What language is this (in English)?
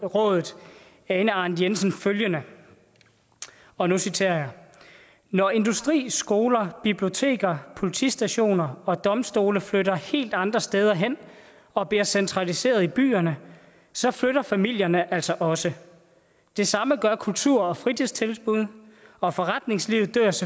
Danish